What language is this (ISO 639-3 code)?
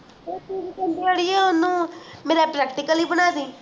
pan